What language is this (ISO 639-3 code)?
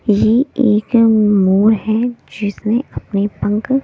hin